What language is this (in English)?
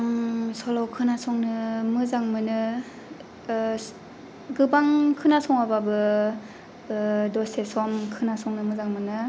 Bodo